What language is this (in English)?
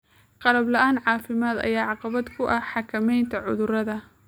Somali